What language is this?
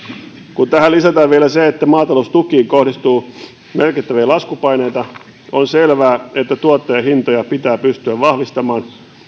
Finnish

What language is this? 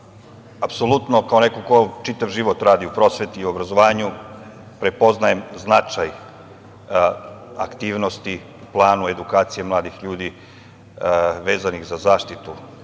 Serbian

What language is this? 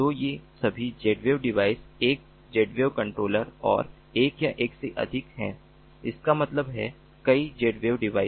Hindi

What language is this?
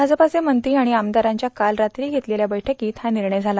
Marathi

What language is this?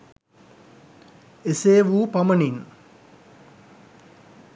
Sinhala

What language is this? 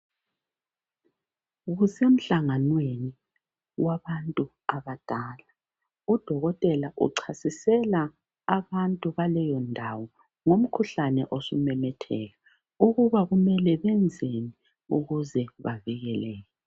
North Ndebele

